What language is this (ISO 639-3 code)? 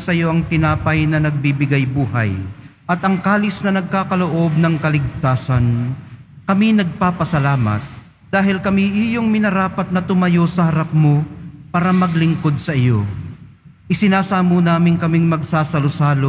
fil